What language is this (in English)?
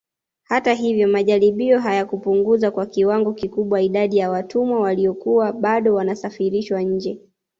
Swahili